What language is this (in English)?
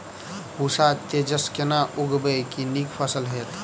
Maithili